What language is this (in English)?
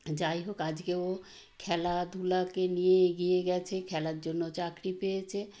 Bangla